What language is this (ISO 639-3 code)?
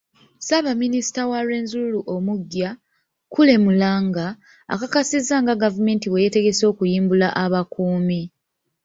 lug